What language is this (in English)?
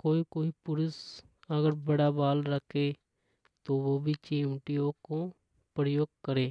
Hadothi